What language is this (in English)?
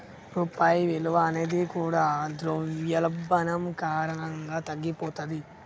Telugu